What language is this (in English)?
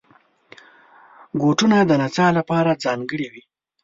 Pashto